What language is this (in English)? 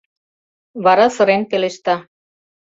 Mari